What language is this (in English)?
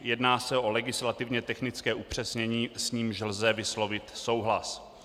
Czech